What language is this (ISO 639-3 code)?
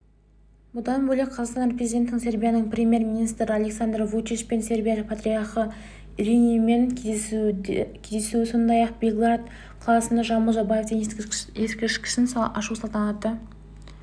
kaz